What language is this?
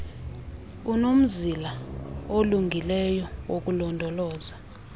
Xhosa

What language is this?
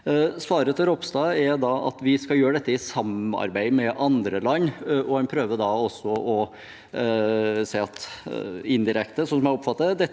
Norwegian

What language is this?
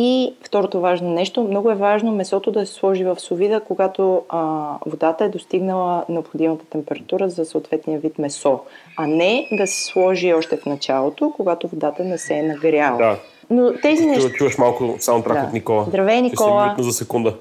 Bulgarian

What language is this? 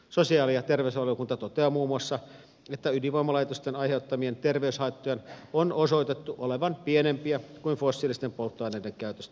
Finnish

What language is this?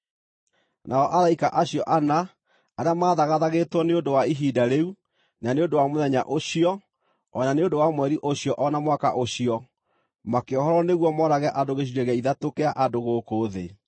Kikuyu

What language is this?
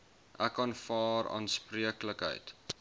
Afrikaans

